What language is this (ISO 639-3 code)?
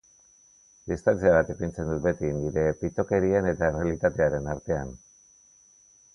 eus